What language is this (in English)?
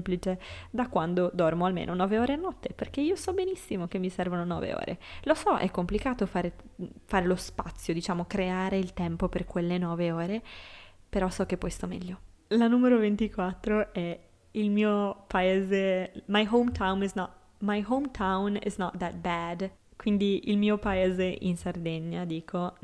Italian